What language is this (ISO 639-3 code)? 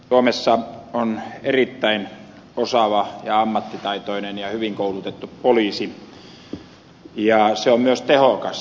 fin